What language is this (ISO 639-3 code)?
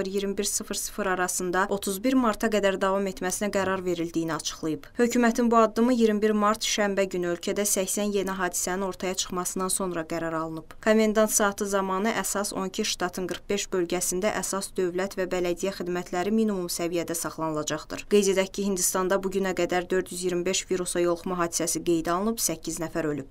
tur